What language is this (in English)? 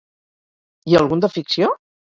Catalan